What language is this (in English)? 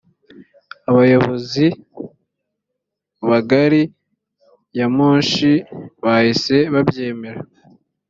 Kinyarwanda